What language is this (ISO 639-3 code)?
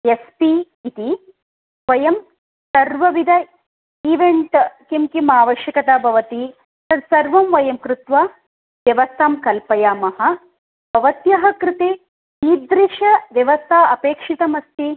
san